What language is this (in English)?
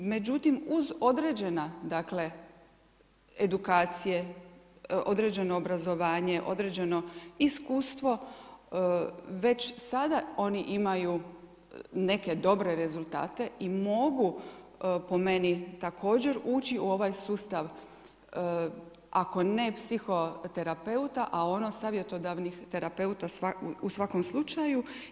Croatian